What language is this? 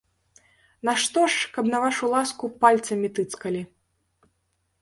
Belarusian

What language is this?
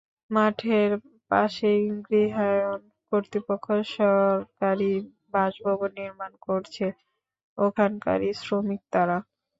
Bangla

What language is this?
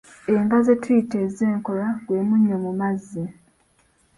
Ganda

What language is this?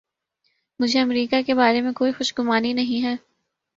Urdu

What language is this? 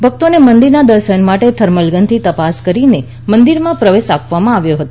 Gujarati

